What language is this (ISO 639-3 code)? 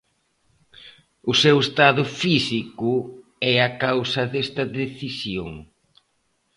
glg